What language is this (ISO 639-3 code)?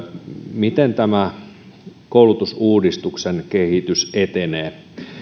fin